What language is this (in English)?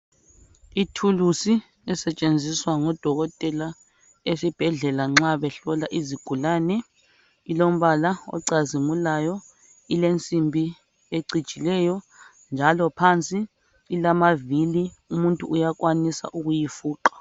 North Ndebele